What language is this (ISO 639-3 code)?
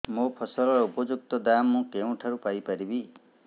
ori